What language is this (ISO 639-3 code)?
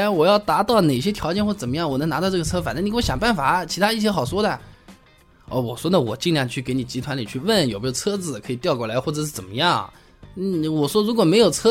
zho